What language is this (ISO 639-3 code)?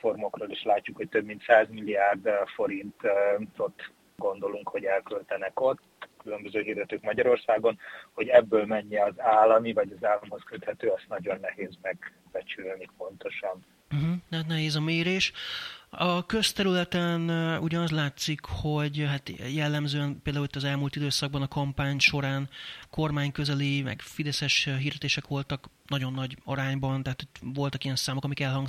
hun